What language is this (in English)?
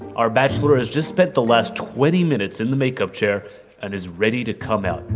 English